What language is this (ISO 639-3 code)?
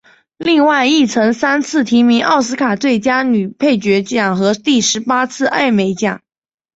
zho